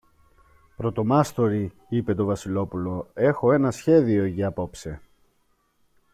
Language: Greek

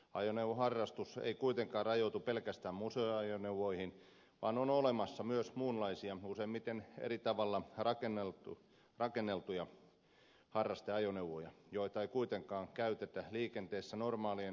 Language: Finnish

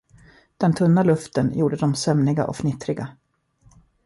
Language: Swedish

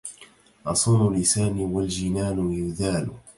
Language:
Arabic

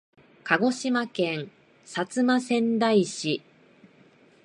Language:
Japanese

